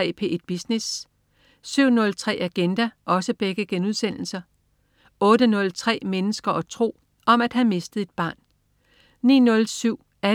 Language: Danish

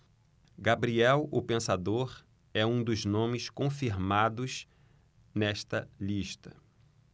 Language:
Portuguese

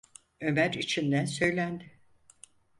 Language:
Turkish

